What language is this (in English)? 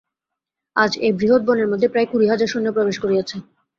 Bangla